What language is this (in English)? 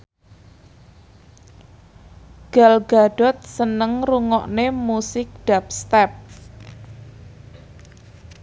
Javanese